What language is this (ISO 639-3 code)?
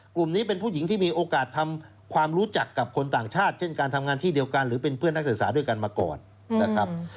tha